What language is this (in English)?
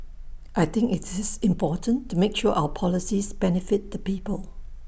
English